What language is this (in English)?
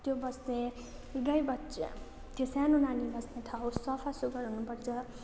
Nepali